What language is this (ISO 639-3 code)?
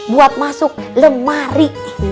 ind